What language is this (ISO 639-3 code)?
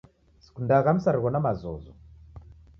dav